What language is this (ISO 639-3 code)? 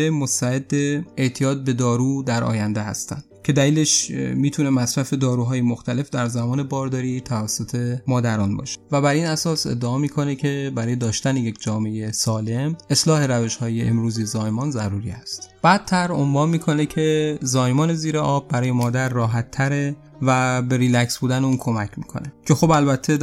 fas